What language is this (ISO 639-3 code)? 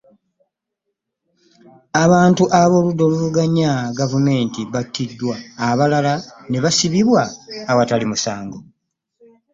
lug